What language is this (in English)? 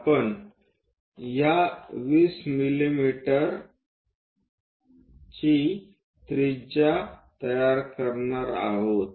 Marathi